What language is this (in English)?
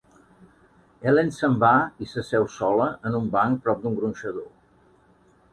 Catalan